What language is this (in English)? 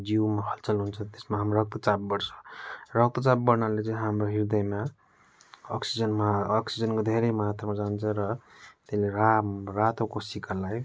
Nepali